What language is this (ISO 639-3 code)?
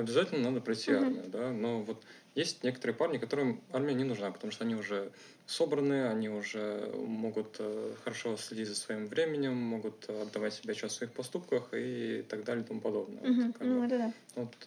rus